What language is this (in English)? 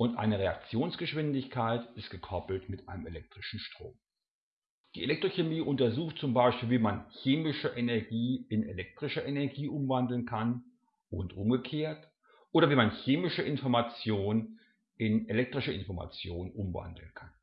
German